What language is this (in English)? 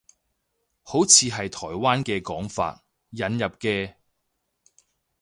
Cantonese